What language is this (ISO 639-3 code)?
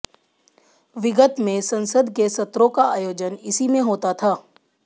hin